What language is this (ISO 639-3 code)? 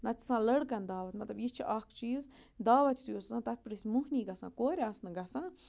kas